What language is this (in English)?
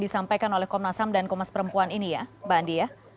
Indonesian